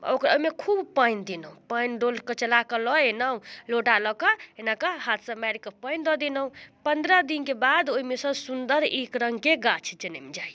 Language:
Maithili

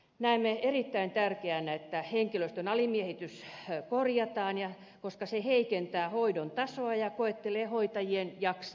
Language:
Finnish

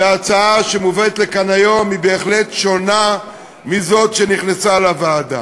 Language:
Hebrew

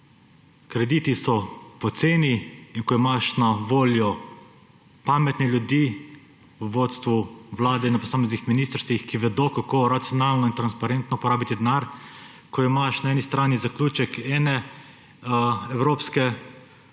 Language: Slovenian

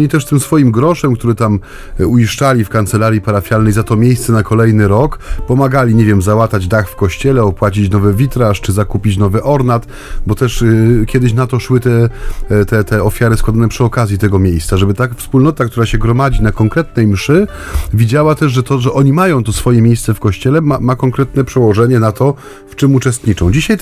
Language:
Polish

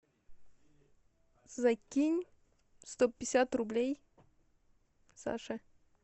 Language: Russian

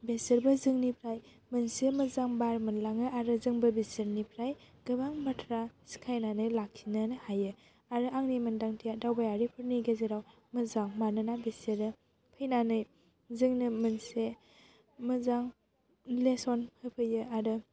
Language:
Bodo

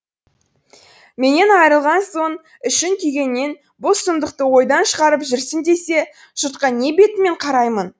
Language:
Kazakh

